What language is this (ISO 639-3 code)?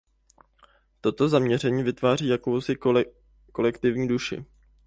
ces